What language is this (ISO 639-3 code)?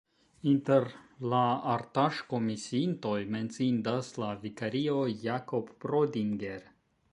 epo